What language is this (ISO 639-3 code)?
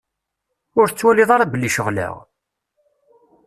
kab